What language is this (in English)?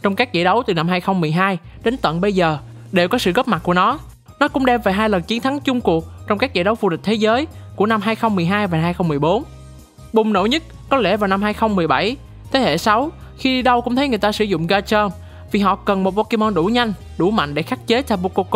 Vietnamese